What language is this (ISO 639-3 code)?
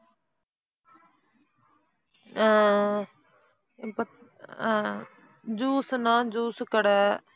tam